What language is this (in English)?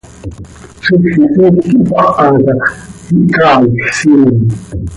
Seri